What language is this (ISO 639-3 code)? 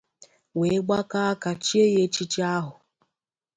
ibo